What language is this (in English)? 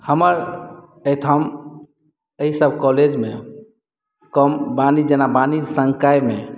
Maithili